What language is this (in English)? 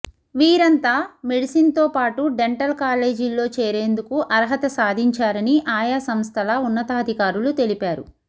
Telugu